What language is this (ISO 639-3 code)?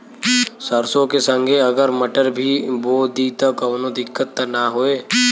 bho